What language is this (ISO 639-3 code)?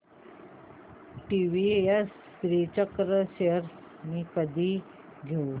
mar